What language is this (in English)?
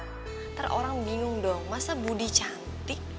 Indonesian